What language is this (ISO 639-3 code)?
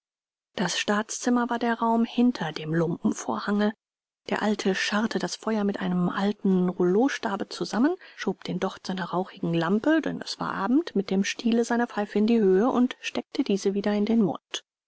deu